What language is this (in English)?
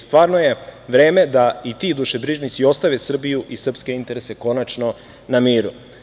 Serbian